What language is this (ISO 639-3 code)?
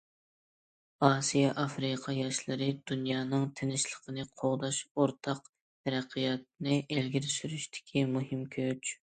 uig